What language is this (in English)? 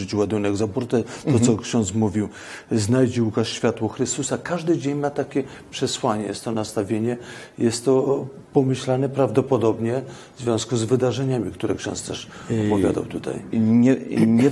Polish